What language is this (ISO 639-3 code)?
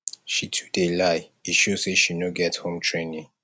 pcm